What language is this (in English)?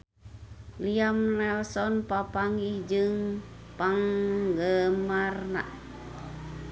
Sundanese